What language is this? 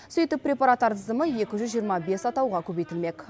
Kazakh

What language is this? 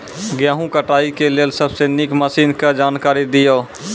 Maithili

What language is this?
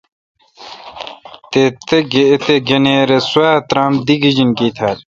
Kalkoti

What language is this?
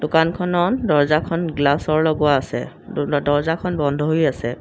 Assamese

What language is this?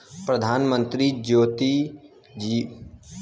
Bhojpuri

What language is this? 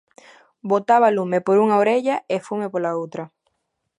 Galician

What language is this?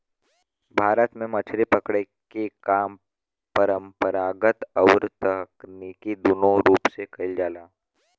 Bhojpuri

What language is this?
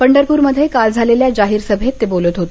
Marathi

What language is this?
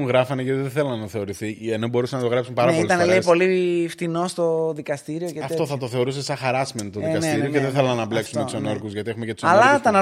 Greek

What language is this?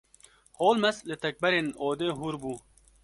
Kurdish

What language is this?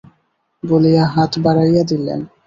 Bangla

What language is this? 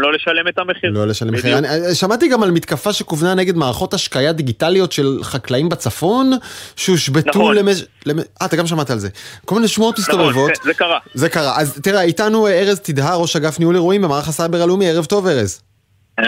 Hebrew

